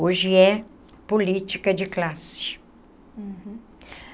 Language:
Portuguese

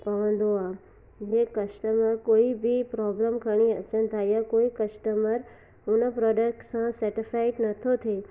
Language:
Sindhi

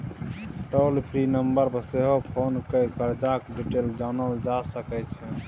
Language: Maithili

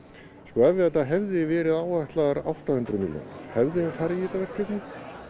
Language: Icelandic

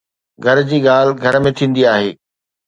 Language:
Sindhi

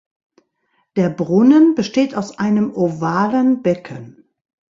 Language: German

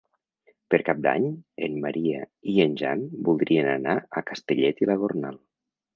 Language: Catalan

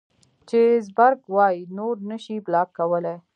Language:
Pashto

